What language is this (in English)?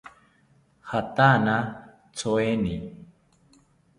South Ucayali Ashéninka